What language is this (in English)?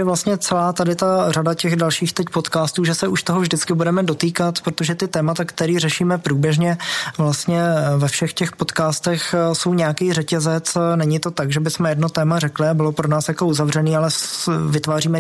Czech